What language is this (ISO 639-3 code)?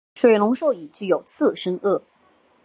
zho